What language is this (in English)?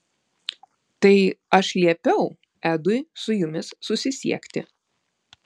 Lithuanian